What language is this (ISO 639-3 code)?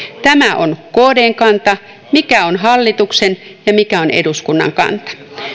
fin